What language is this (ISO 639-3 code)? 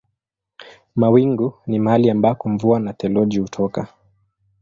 swa